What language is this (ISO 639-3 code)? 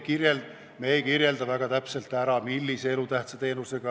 est